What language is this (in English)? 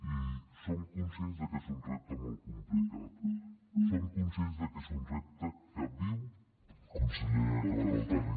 Catalan